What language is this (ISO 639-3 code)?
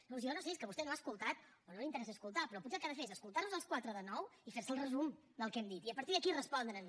cat